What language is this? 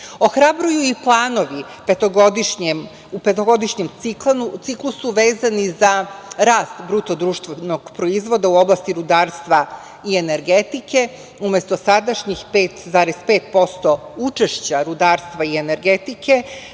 Serbian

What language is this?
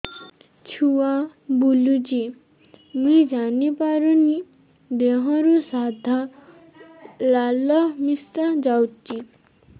Odia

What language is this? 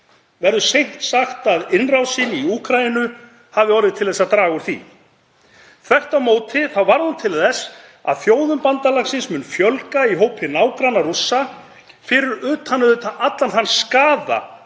Icelandic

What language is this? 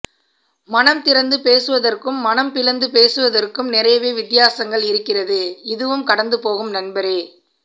Tamil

